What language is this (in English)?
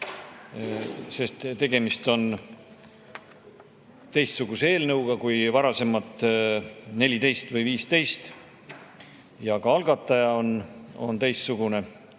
Estonian